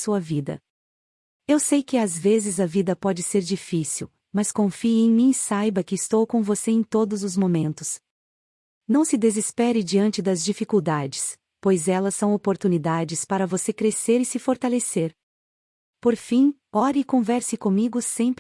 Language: Portuguese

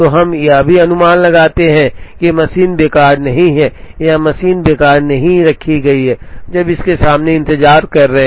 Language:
Hindi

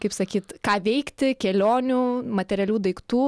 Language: Lithuanian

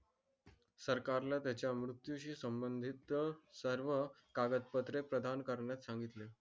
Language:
Marathi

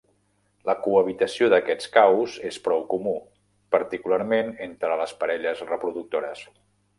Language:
Catalan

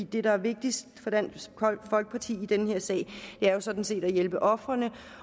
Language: Danish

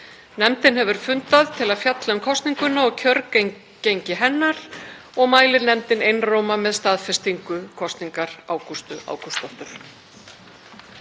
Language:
Icelandic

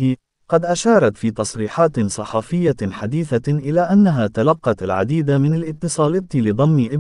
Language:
Arabic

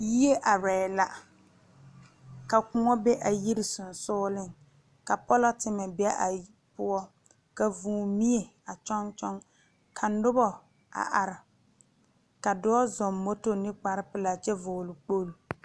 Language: Southern Dagaare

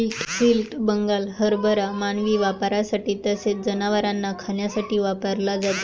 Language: Marathi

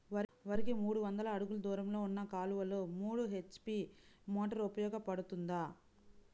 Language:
Telugu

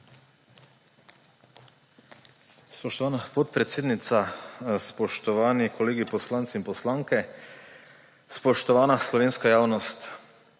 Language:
Slovenian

